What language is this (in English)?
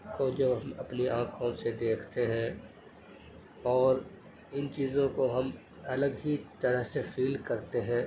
Urdu